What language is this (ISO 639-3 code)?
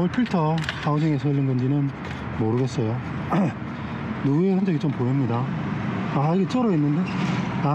kor